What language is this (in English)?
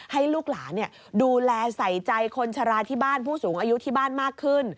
Thai